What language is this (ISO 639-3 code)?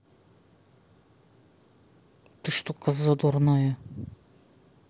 rus